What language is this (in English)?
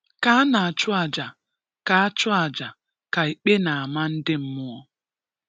Igbo